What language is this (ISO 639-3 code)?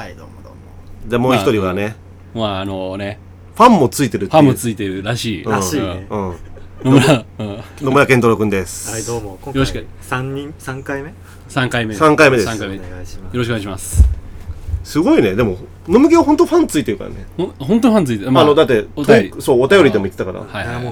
jpn